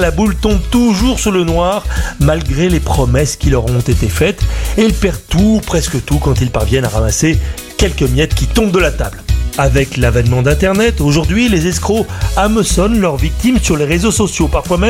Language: French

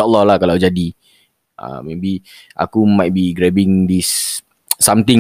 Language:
Malay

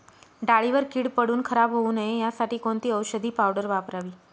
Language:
Marathi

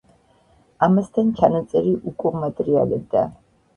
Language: Georgian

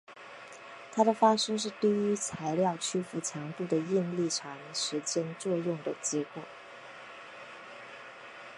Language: Chinese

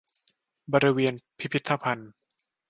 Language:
Thai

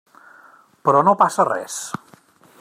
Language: Catalan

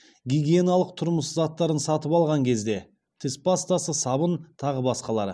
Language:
Kazakh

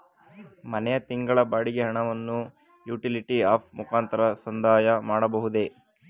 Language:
Kannada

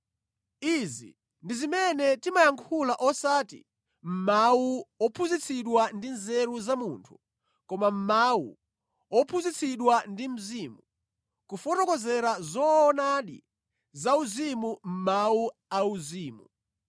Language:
Nyanja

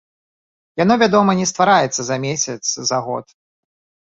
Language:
Belarusian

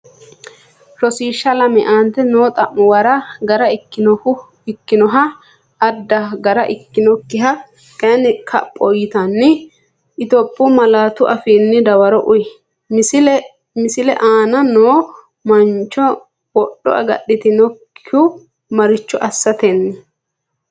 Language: Sidamo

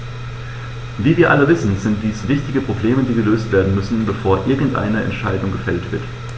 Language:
German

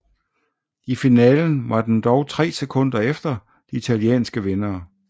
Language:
Danish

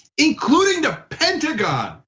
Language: English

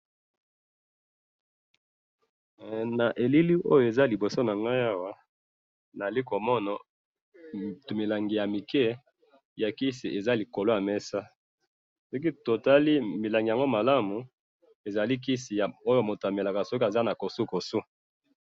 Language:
Lingala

